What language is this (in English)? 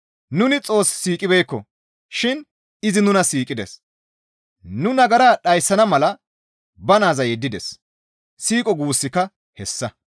Gamo